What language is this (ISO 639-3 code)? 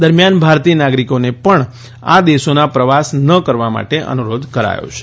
guj